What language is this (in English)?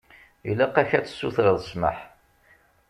Kabyle